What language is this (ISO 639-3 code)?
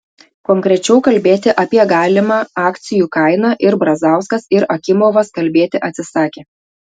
lit